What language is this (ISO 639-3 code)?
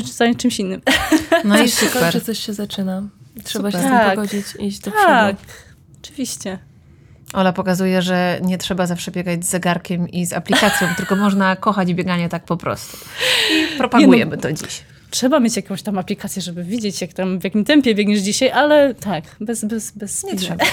pol